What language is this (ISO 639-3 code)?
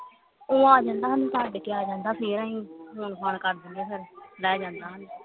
pan